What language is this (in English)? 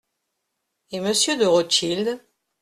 French